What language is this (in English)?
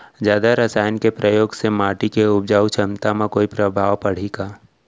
Chhattisgarhi